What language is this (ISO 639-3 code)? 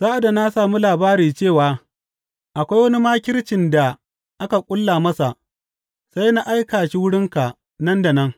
hau